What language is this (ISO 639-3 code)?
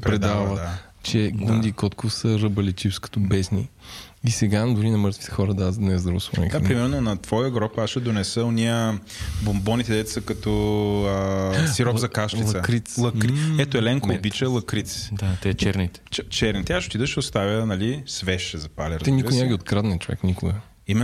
bul